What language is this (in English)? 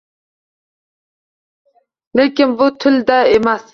Uzbek